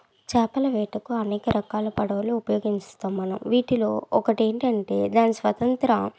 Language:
Telugu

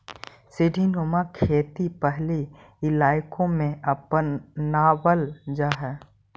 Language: Magahi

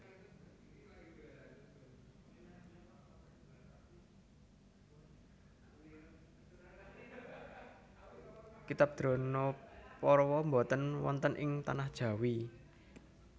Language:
Javanese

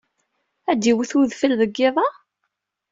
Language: Kabyle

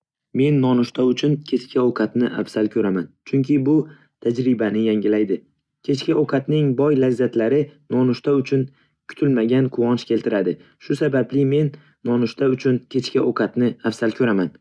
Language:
Uzbek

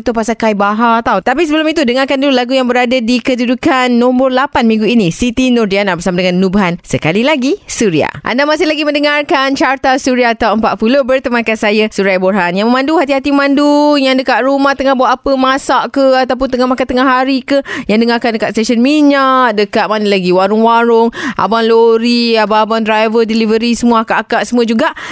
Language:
Malay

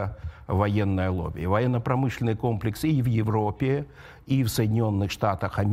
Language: Russian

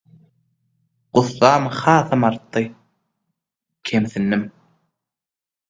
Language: Turkmen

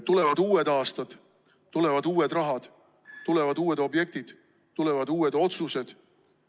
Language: Estonian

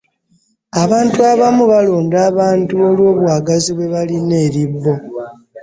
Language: Ganda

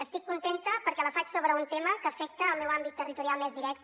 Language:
Catalan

